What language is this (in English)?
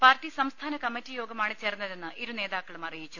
Malayalam